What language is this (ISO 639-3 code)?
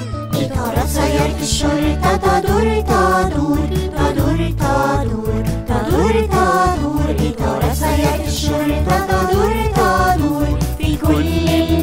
ara